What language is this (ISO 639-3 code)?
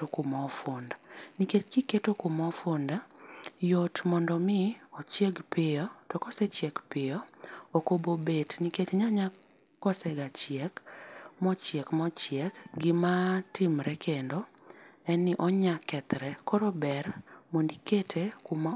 luo